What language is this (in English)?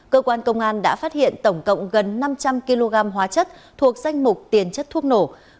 Vietnamese